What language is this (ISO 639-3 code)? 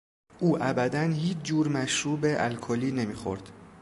fas